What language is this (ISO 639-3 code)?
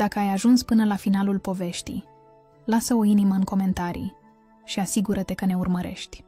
ron